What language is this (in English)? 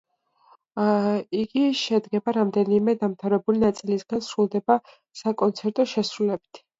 Georgian